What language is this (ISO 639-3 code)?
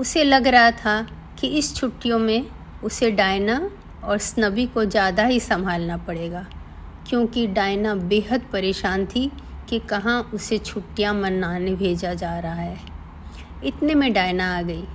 hin